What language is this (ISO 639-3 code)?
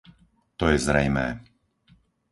slk